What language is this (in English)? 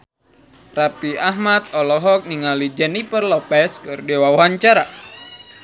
Sundanese